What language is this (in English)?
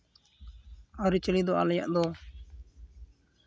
Santali